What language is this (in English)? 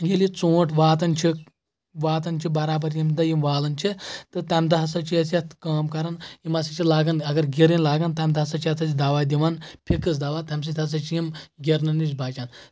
Kashmiri